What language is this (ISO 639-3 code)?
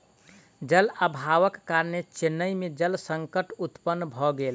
mai